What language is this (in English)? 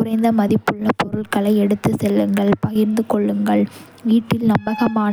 Kota (India)